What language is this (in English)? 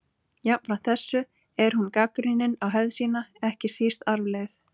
Icelandic